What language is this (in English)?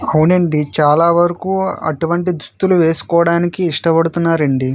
Telugu